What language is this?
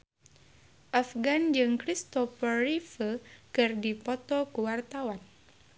Sundanese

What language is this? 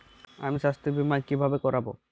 Bangla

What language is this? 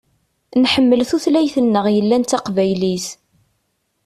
Kabyle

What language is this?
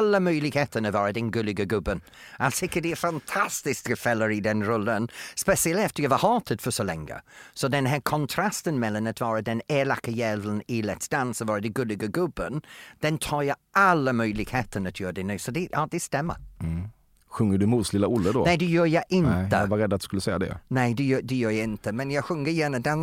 Swedish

